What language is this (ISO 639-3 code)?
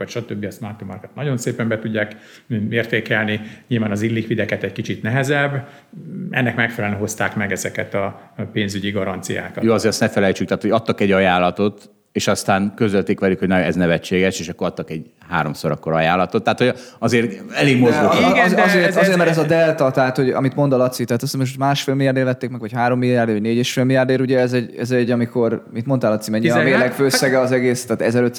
hun